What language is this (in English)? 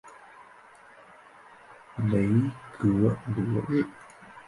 Chinese